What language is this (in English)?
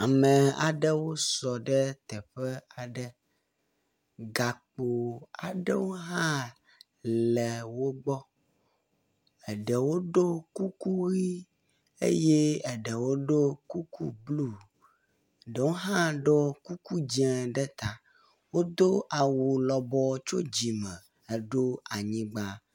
Ewe